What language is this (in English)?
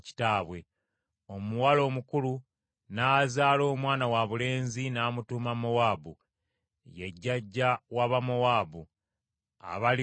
Ganda